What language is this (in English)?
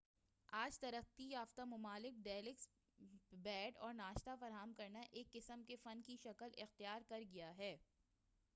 Urdu